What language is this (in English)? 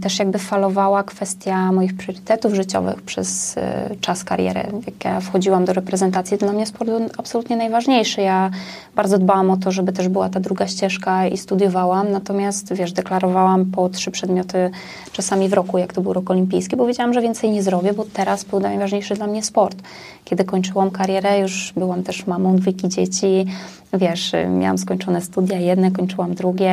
Polish